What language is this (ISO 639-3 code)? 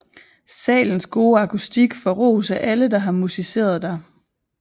dan